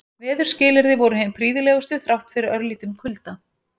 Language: Icelandic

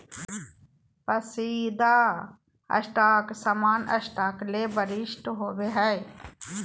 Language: Magahi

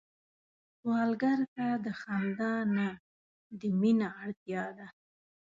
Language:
Pashto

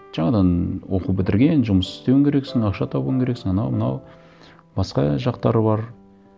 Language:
Kazakh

